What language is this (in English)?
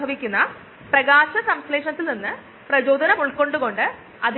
Malayalam